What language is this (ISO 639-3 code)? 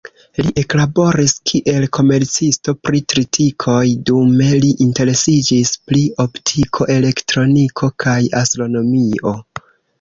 epo